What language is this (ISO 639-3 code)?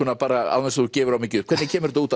isl